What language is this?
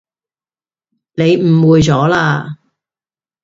Cantonese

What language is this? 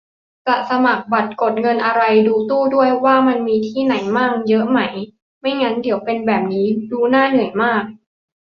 Thai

